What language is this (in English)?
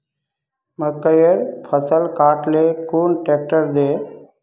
Magahi